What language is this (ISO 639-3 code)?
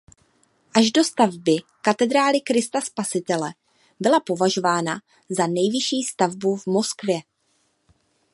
ces